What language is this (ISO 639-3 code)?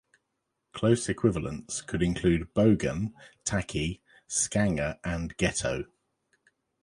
eng